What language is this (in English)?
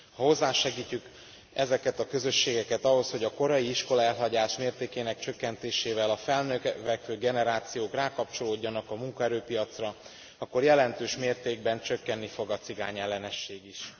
Hungarian